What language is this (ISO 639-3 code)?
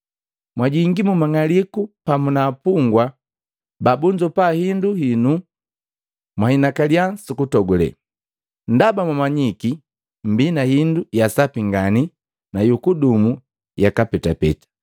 mgv